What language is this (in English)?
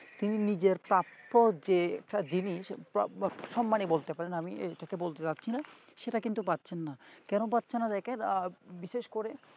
Bangla